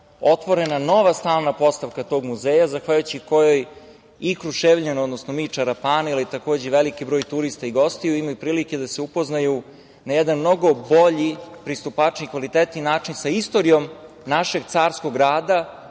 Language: Serbian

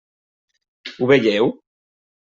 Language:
Catalan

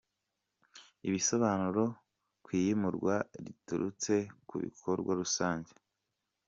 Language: Kinyarwanda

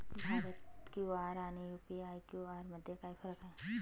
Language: Marathi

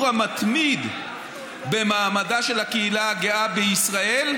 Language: Hebrew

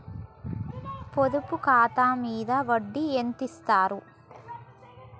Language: Telugu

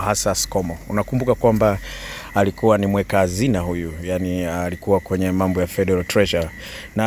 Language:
Swahili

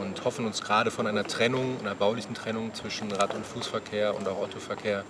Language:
German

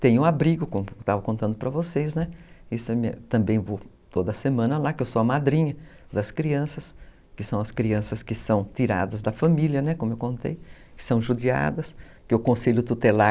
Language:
Portuguese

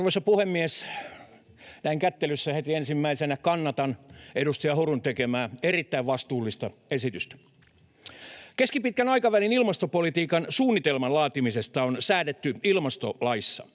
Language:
Finnish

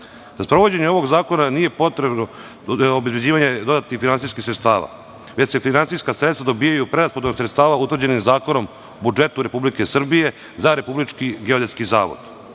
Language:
Serbian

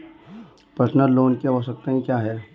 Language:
Hindi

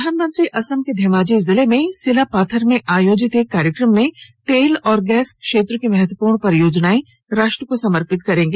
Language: Hindi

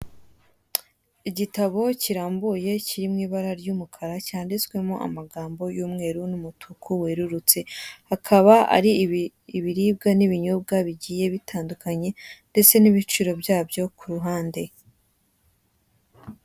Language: Kinyarwanda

